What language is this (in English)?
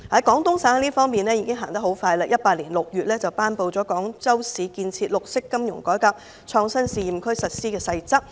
Cantonese